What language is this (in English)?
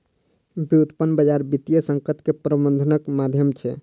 Maithili